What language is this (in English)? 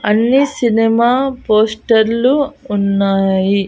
Telugu